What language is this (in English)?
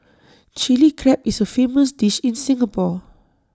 English